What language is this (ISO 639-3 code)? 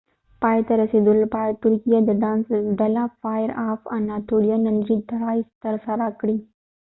pus